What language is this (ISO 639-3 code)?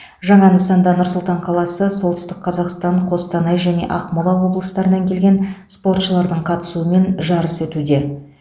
kaz